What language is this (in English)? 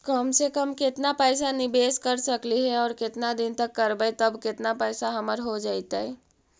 Magahi